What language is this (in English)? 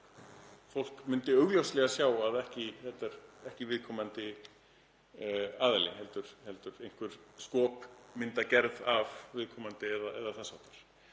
Icelandic